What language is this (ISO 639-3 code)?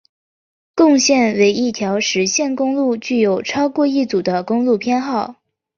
zho